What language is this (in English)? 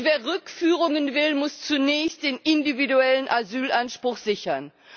German